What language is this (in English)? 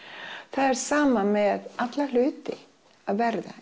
Icelandic